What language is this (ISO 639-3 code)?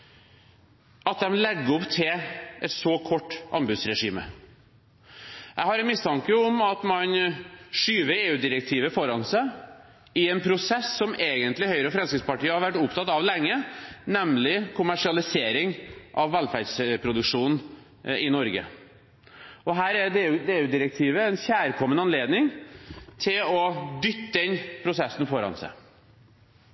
nob